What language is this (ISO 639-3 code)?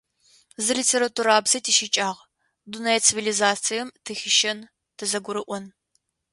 ady